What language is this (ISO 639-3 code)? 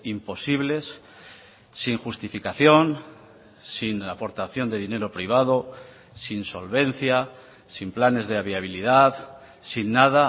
spa